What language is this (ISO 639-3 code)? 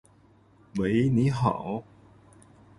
zho